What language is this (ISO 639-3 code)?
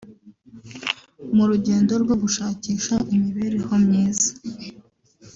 kin